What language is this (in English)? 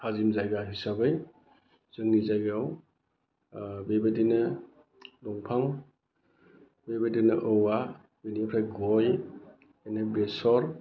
Bodo